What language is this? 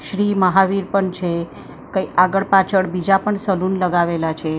Gujarati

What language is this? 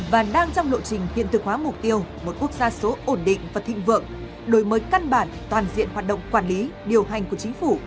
Vietnamese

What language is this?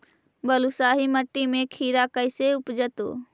Magahi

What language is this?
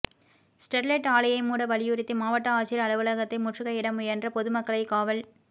Tamil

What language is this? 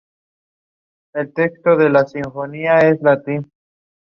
English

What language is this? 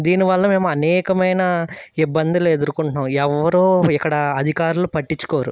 Telugu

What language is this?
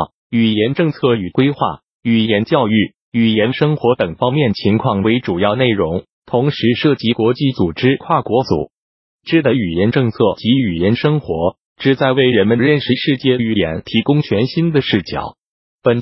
Chinese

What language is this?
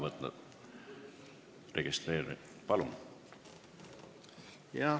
Estonian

